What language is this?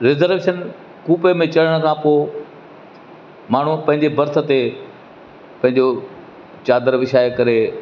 Sindhi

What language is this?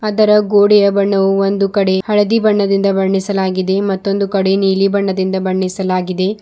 Kannada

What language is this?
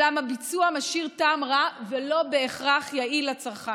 Hebrew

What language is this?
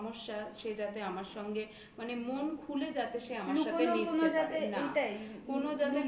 Bangla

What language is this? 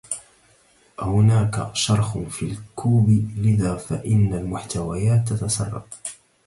Arabic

